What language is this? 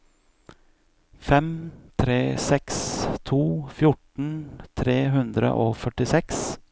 Norwegian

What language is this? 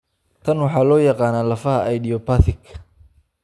Somali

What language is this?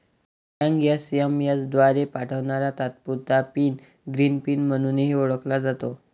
Marathi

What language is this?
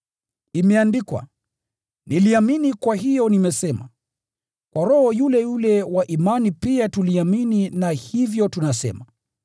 Swahili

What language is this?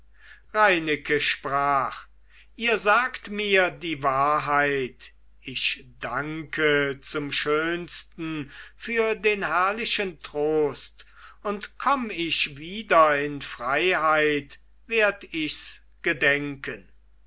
German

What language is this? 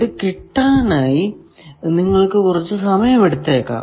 Malayalam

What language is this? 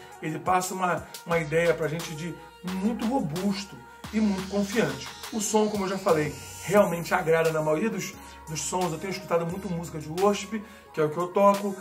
Portuguese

